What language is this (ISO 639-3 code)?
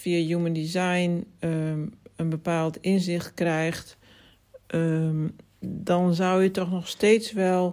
nld